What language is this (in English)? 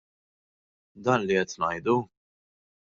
Maltese